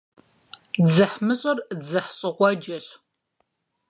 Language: Kabardian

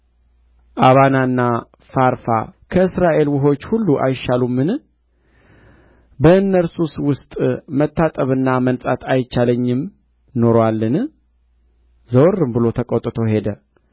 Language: Amharic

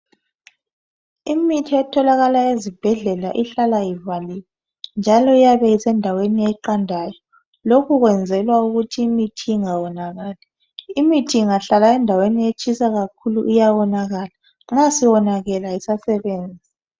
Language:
North Ndebele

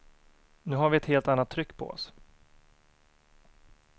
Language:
Swedish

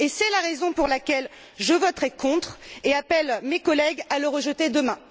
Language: French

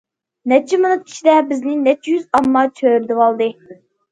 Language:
Uyghur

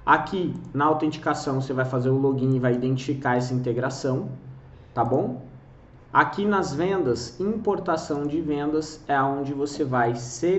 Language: Portuguese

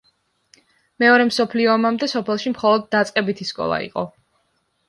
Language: Georgian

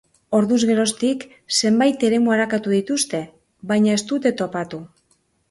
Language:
Basque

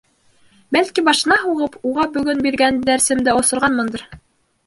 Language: Bashkir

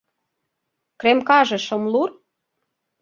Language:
Mari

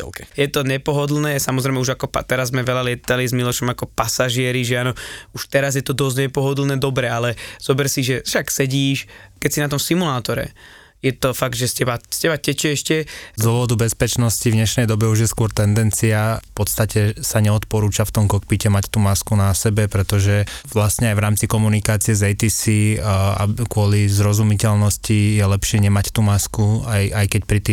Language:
Slovak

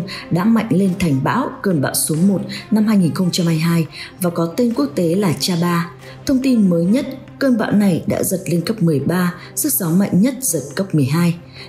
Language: Vietnamese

